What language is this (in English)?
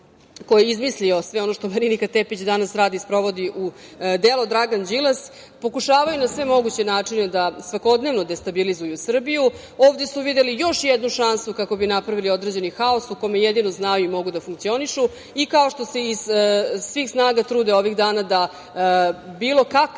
Serbian